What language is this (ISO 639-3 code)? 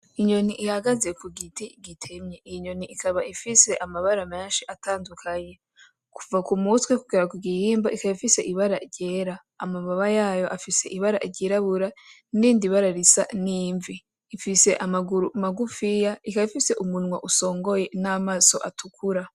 run